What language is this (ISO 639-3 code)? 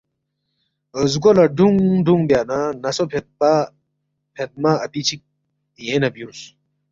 bft